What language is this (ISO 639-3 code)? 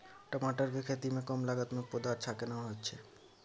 mai